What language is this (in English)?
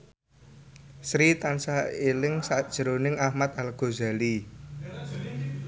Javanese